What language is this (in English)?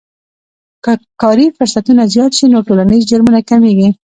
Pashto